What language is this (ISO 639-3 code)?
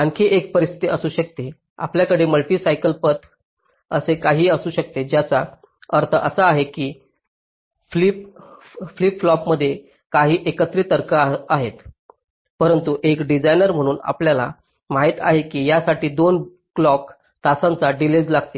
mar